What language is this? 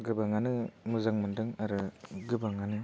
Bodo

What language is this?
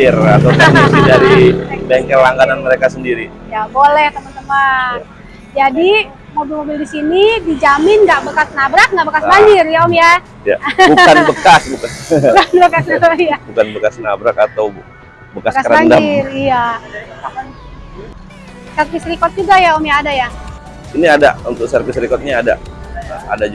Indonesian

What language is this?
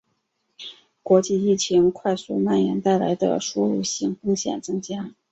Chinese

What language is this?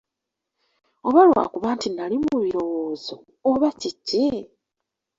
Ganda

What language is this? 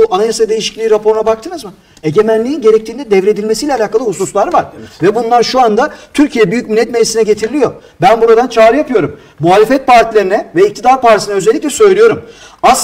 Turkish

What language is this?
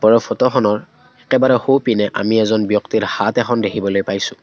Assamese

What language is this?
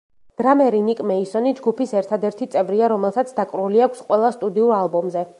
Georgian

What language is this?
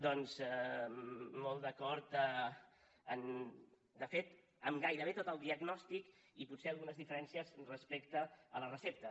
Catalan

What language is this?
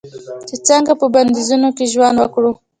Pashto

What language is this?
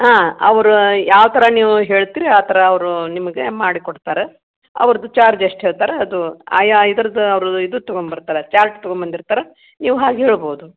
Kannada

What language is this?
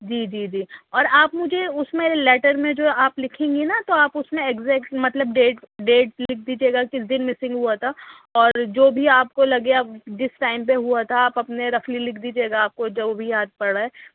Urdu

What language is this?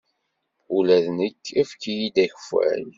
Kabyle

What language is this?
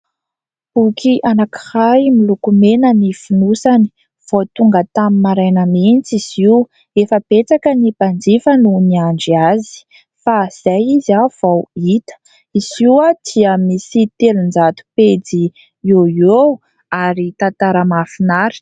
Malagasy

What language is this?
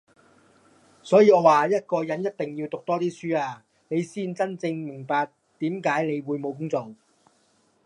Cantonese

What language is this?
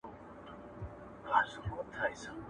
Pashto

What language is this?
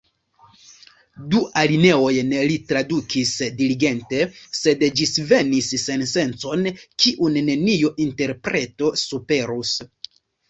Esperanto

